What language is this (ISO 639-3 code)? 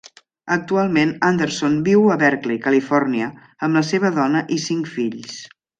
cat